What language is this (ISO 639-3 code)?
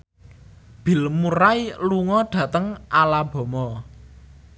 jav